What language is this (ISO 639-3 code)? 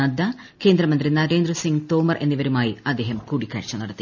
mal